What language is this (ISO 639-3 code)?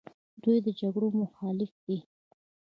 pus